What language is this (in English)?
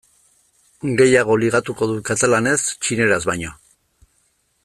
Basque